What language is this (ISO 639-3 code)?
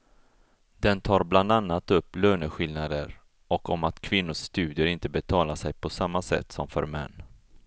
swe